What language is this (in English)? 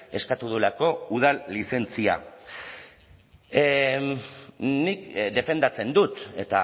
Basque